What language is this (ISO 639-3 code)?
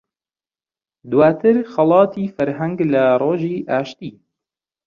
ckb